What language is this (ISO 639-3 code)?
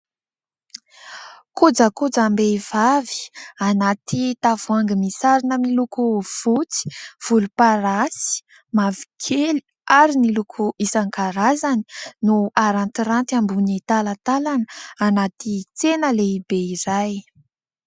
mlg